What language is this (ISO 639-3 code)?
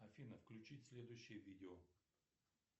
rus